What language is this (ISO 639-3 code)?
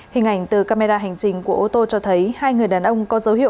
vie